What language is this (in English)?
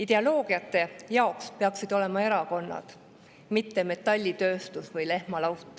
Estonian